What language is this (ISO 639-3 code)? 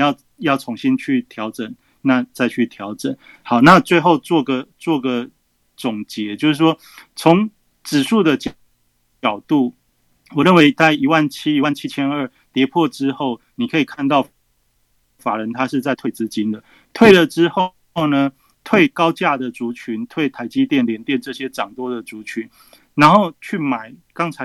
zho